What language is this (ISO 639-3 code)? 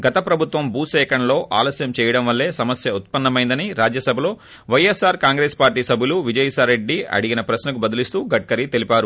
tel